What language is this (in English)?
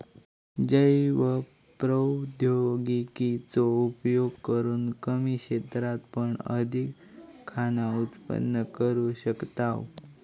Marathi